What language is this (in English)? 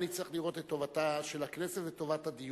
Hebrew